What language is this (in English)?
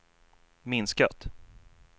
Swedish